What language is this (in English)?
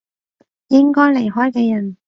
Cantonese